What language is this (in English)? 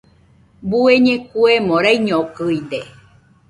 Nüpode Huitoto